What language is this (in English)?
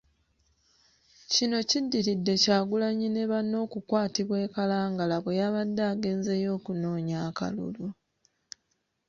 Ganda